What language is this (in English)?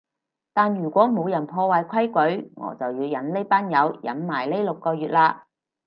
Cantonese